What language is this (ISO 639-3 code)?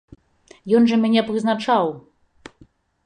bel